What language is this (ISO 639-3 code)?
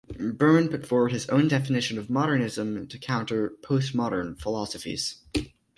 eng